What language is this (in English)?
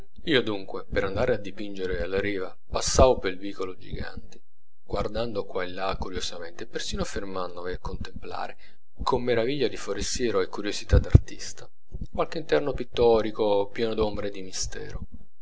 Italian